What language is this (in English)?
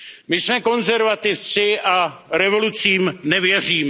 Czech